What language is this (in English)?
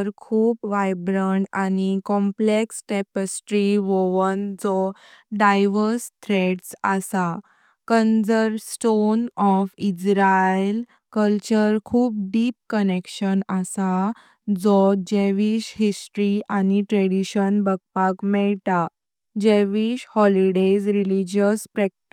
Konkani